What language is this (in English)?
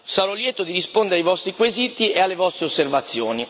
Italian